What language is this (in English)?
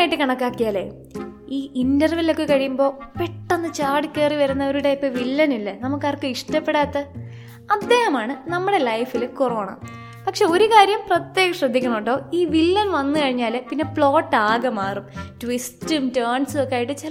Malayalam